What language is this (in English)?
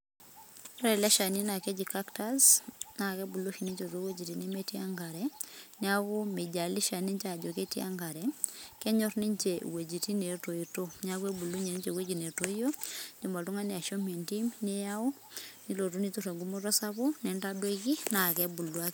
Masai